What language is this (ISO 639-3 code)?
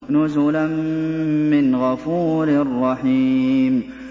ara